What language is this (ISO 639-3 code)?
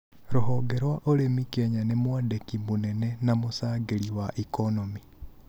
kik